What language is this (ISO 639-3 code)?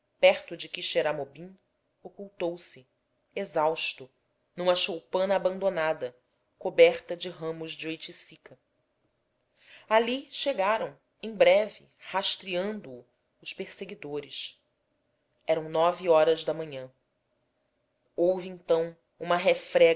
por